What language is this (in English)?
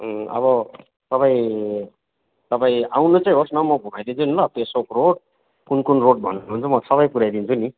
Nepali